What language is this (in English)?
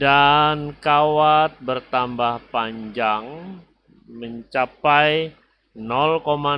Indonesian